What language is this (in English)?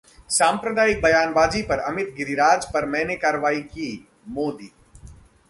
Hindi